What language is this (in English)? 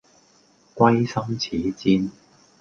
Cantonese